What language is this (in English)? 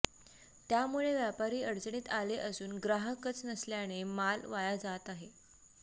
Marathi